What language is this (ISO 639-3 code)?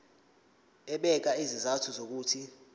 zul